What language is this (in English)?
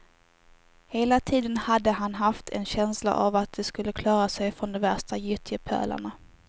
Swedish